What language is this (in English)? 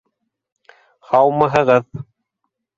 Bashkir